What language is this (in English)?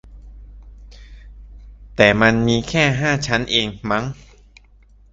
Thai